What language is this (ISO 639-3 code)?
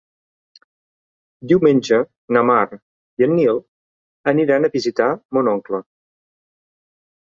cat